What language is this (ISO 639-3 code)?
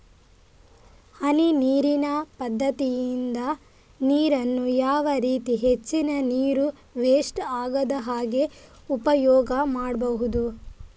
kan